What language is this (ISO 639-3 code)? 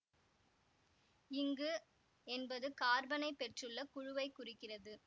tam